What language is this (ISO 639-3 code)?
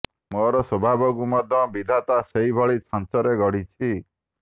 ori